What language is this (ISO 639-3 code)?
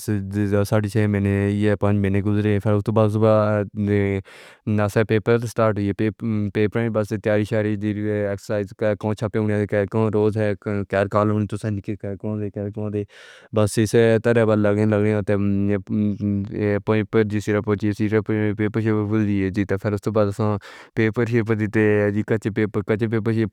phr